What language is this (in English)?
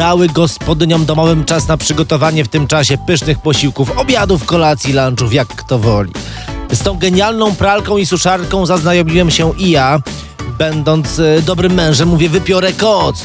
Polish